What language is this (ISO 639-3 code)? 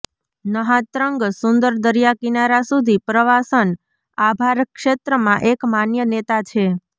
guj